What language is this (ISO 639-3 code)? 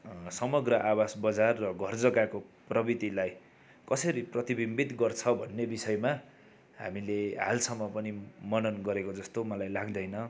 nep